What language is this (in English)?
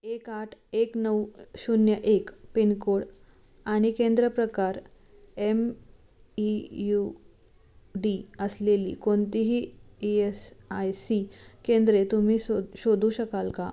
Marathi